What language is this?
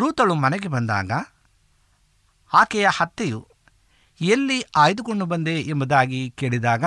Kannada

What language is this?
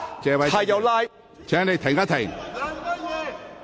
Cantonese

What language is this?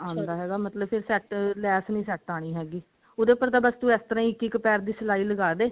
Punjabi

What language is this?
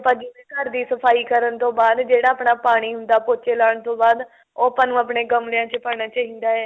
Punjabi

